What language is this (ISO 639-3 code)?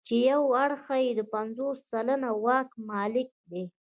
pus